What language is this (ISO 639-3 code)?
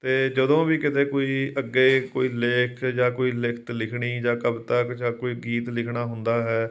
pan